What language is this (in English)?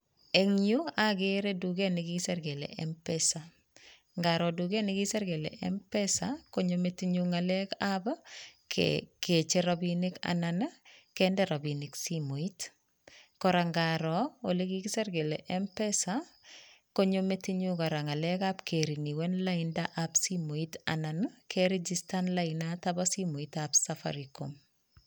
Kalenjin